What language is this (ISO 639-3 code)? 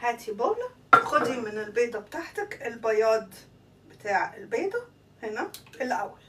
ara